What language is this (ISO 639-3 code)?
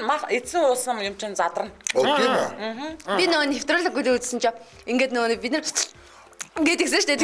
tur